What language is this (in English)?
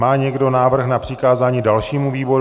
Czech